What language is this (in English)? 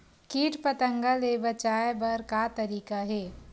Chhattisgarhi